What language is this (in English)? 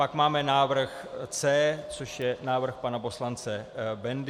Czech